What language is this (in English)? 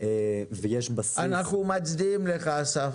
Hebrew